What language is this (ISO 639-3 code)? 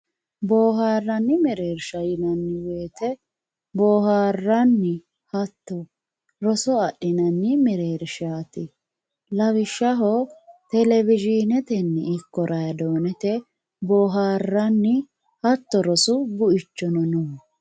sid